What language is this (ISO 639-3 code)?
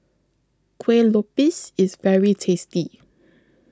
eng